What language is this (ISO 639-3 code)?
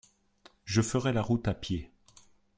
fra